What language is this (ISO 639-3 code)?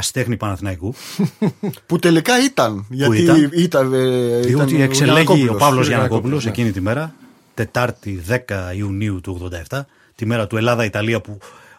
ell